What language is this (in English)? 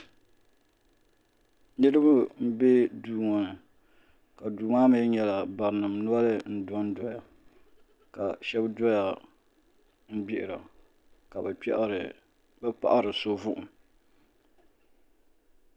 Dagbani